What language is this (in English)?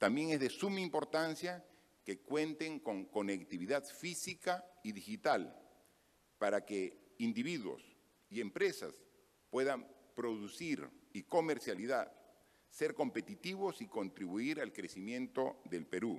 Spanish